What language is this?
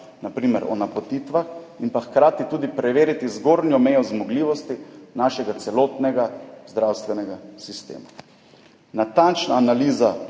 Slovenian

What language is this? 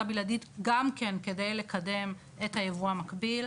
Hebrew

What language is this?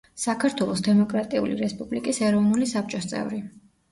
Georgian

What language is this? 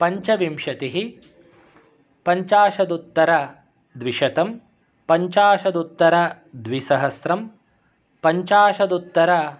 Sanskrit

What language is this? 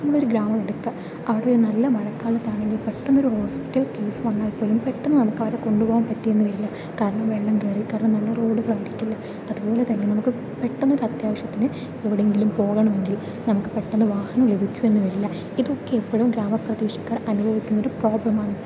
Malayalam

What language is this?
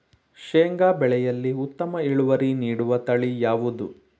Kannada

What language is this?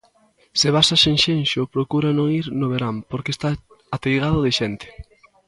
Galician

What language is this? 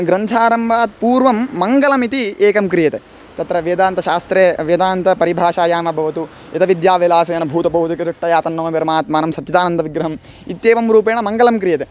Sanskrit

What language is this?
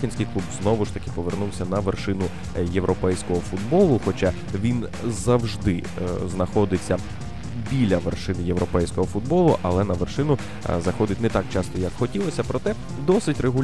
Ukrainian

